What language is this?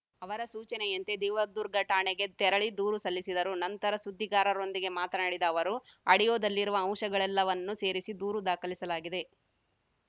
Kannada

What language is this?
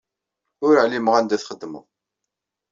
Kabyle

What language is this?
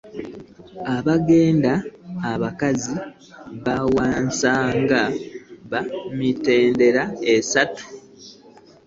Ganda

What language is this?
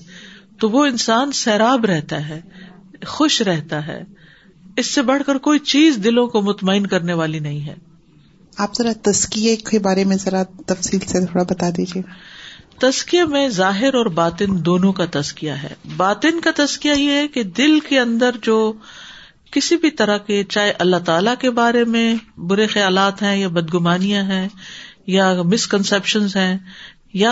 Urdu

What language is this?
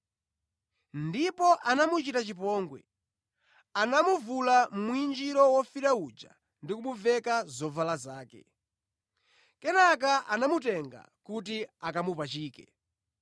Nyanja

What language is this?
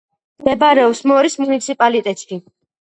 Georgian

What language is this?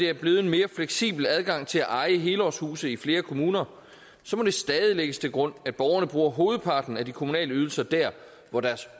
Danish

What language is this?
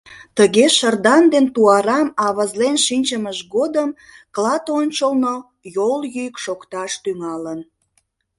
Mari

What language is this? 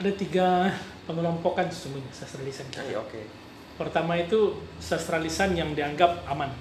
Indonesian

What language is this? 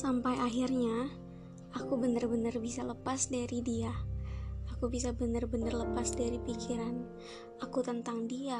Indonesian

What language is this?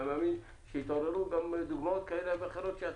Hebrew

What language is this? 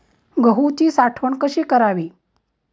Marathi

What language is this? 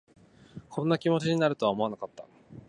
Japanese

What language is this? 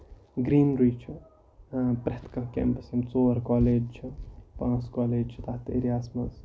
Kashmiri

